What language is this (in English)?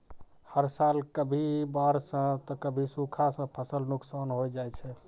Maithili